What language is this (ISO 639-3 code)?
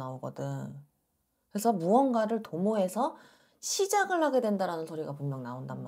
kor